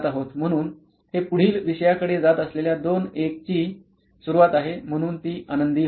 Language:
Marathi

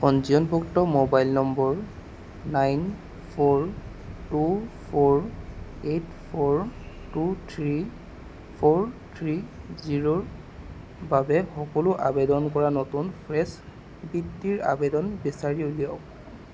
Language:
Assamese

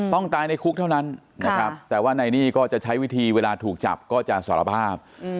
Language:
Thai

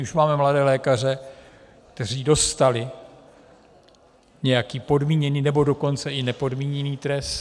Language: Czech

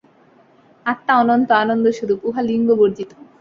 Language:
Bangla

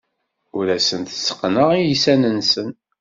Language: Kabyle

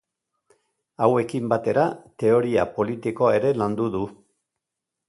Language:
Basque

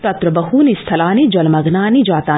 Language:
Sanskrit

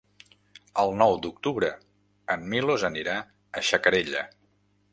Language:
Catalan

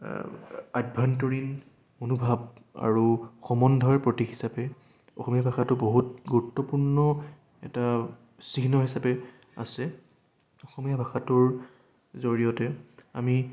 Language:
Assamese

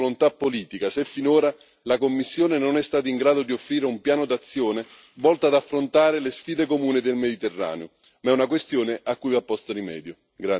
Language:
Italian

